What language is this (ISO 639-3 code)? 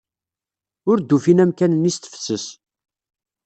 kab